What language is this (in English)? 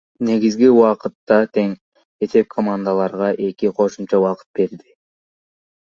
Kyrgyz